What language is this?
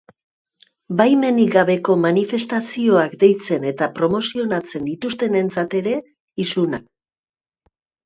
Basque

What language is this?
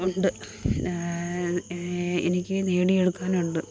Malayalam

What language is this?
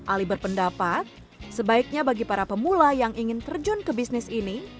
Indonesian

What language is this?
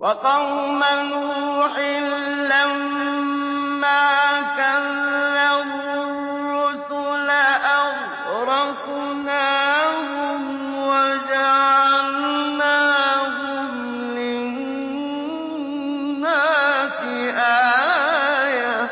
Arabic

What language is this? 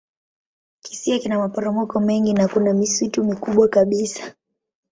Swahili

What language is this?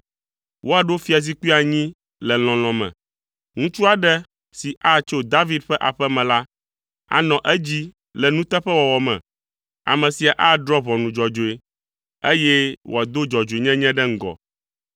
Ewe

